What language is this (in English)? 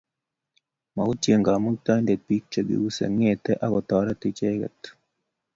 Kalenjin